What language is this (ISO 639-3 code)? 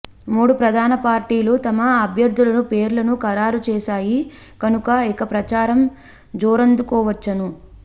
tel